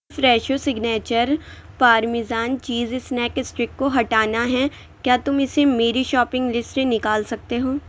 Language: Urdu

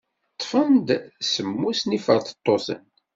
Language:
Kabyle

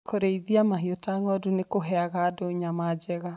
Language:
Kikuyu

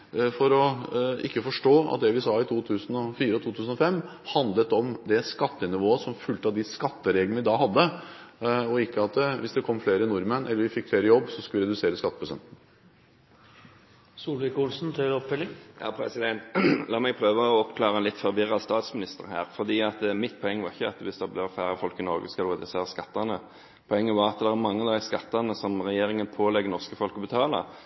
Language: Norwegian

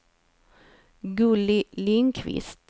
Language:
Swedish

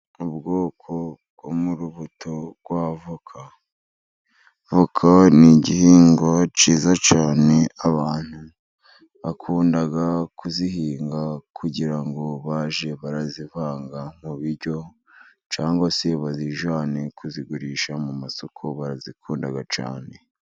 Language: Kinyarwanda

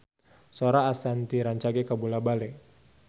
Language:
Sundanese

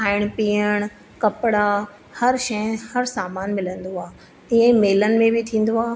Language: Sindhi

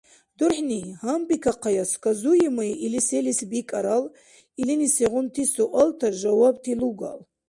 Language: Dargwa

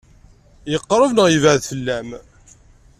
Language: Kabyle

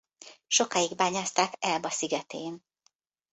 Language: Hungarian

